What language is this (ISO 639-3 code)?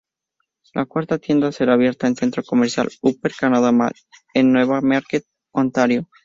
spa